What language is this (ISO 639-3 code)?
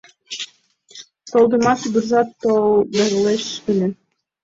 chm